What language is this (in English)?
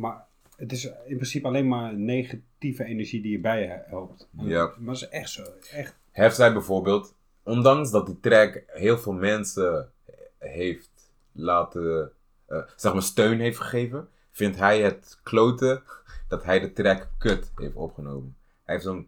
Dutch